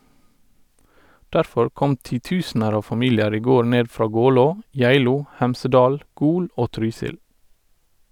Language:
Norwegian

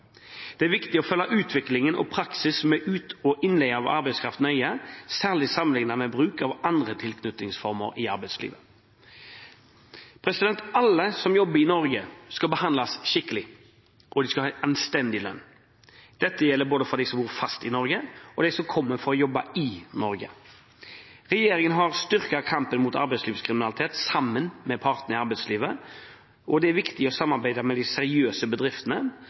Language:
Norwegian Bokmål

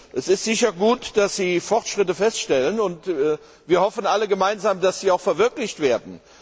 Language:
German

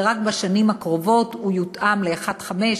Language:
Hebrew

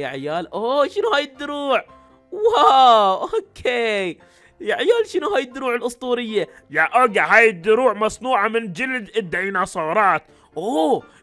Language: Arabic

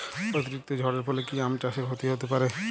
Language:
Bangla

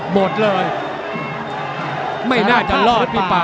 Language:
Thai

